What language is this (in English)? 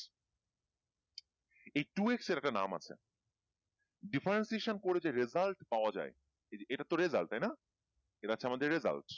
Bangla